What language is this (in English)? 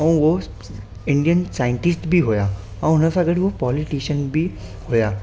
Sindhi